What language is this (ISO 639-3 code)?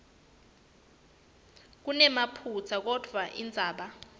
ssw